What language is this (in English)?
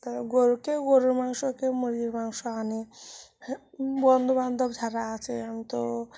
Bangla